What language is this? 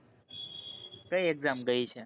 Gujarati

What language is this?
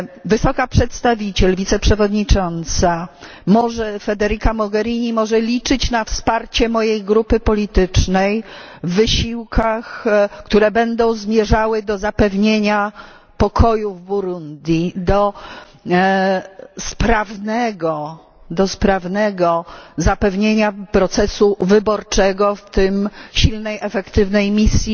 Polish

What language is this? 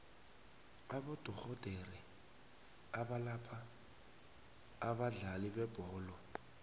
South Ndebele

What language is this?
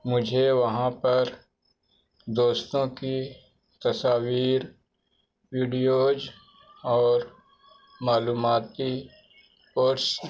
Urdu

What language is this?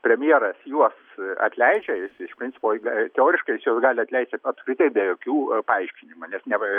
Lithuanian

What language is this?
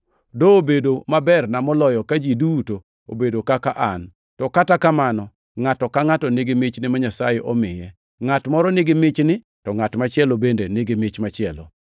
Luo (Kenya and Tanzania)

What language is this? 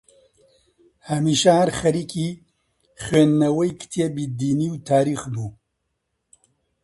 Central Kurdish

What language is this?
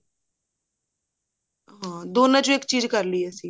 Punjabi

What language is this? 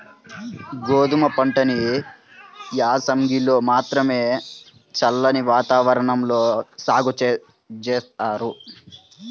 Telugu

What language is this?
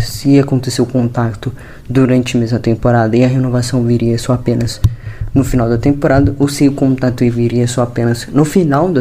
Portuguese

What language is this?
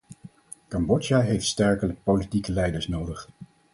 Dutch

